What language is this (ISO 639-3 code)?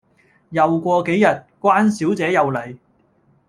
yue